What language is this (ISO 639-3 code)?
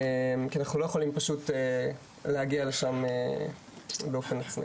heb